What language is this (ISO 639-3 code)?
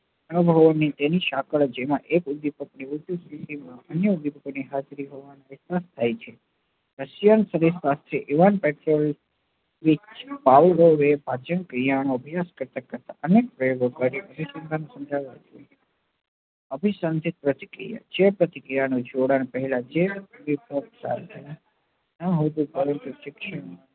guj